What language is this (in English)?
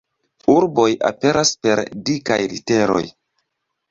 Esperanto